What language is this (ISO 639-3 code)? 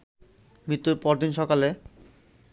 ben